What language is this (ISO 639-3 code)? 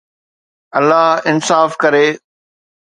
snd